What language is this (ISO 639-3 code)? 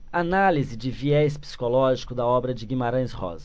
por